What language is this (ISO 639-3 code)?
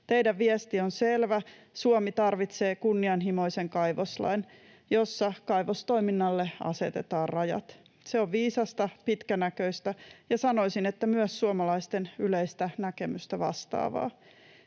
fin